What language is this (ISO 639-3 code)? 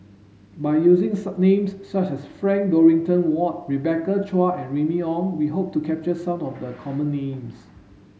eng